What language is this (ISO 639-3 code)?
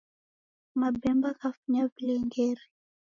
dav